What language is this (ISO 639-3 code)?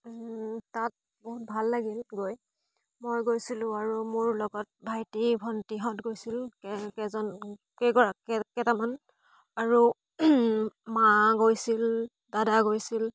asm